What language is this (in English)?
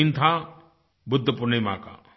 Hindi